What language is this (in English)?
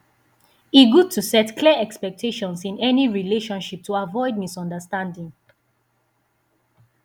Nigerian Pidgin